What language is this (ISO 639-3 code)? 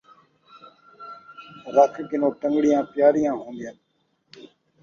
skr